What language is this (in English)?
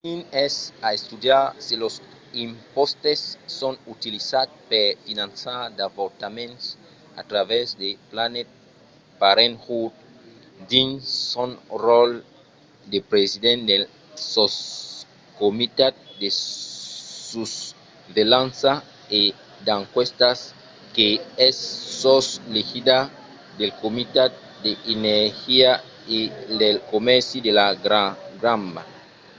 Occitan